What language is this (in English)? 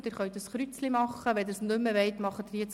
Swiss German